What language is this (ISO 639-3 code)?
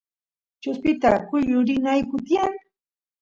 qus